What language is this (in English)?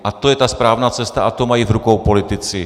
Czech